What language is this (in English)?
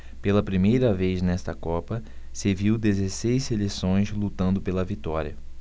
Portuguese